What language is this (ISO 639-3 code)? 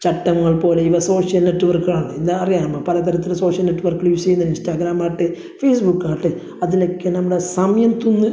mal